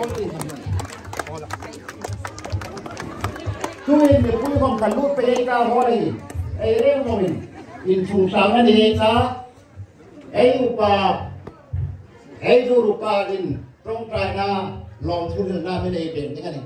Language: Thai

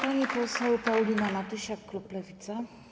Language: Polish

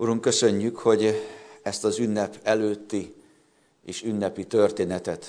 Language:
Hungarian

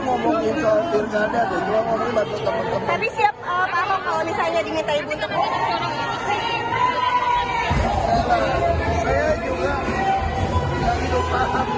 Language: Indonesian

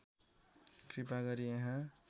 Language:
Nepali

